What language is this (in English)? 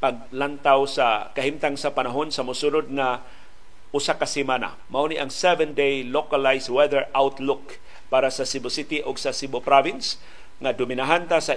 Filipino